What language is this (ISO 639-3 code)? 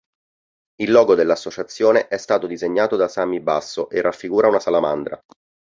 ita